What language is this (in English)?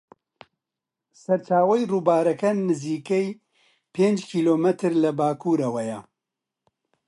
Central Kurdish